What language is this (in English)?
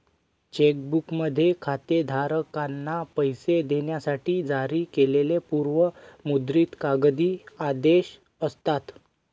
Marathi